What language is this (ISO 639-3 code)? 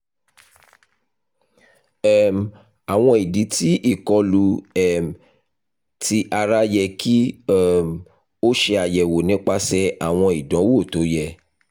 yor